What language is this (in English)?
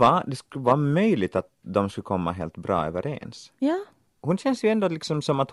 Swedish